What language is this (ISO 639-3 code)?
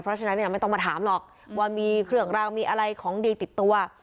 tha